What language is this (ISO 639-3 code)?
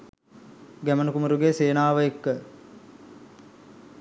sin